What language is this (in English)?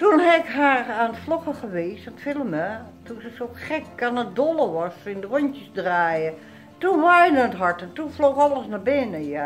Dutch